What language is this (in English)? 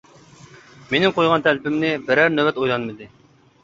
Uyghur